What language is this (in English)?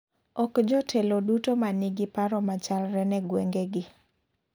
Luo (Kenya and Tanzania)